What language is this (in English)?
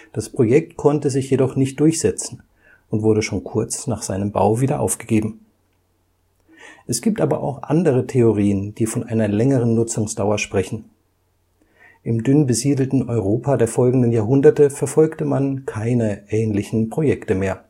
German